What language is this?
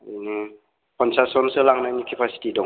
Bodo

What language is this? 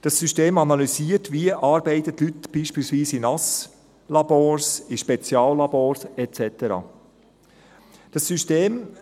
Swiss German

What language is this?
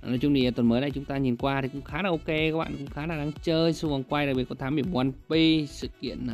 Vietnamese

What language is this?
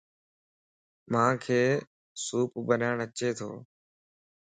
Lasi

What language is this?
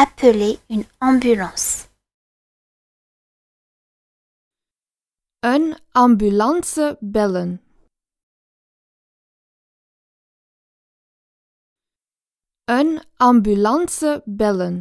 Dutch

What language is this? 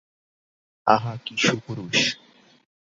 Bangla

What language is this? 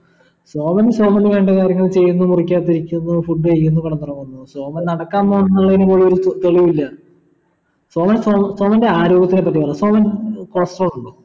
Malayalam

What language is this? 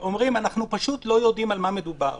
Hebrew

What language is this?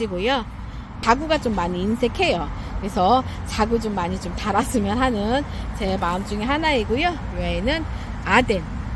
Korean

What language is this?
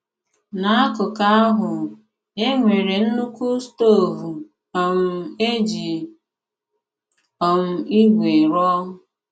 Igbo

